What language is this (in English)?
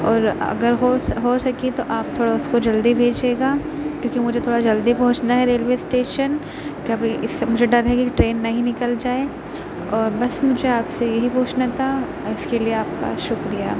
Urdu